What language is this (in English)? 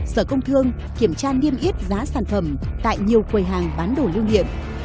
Vietnamese